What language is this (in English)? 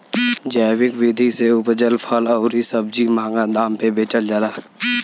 Bhojpuri